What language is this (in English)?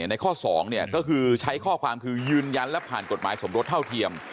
Thai